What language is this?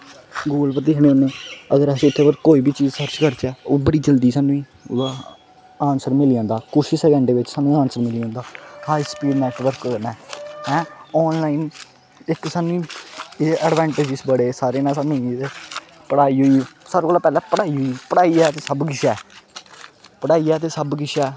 Dogri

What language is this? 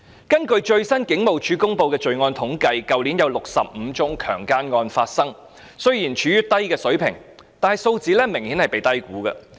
Cantonese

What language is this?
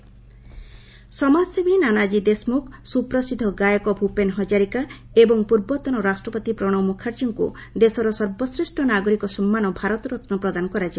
Odia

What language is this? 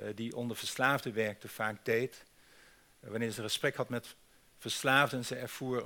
Dutch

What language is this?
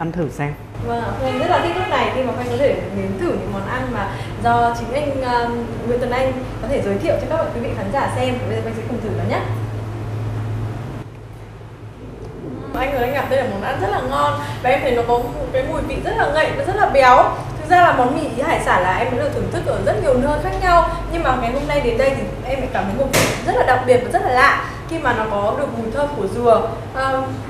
Vietnamese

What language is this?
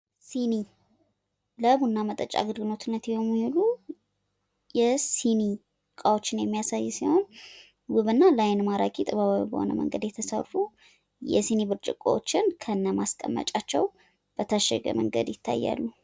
Amharic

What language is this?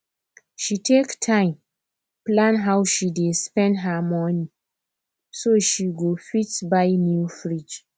Nigerian Pidgin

